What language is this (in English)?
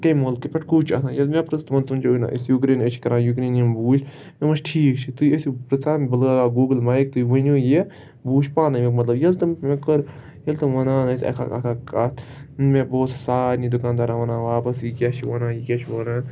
Kashmiri